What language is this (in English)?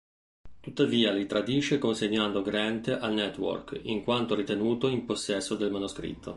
Italian